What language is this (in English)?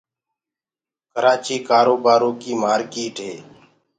Gurgula